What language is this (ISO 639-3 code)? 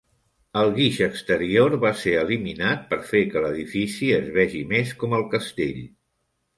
cat